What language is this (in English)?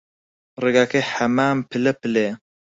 Central Kurdish